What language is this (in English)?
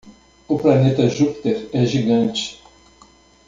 Portuguese